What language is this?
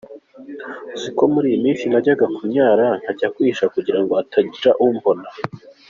Kinyarwanda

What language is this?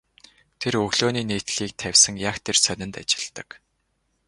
Mongolian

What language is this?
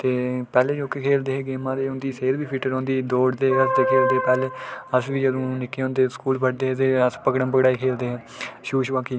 Dogri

